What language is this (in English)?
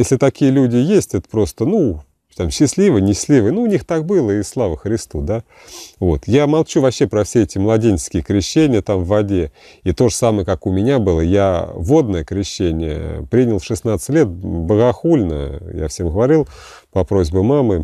Russian